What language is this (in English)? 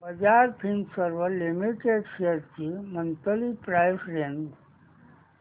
Marathi